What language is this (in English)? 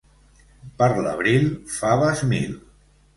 Catalan